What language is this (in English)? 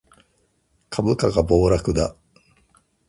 Japanese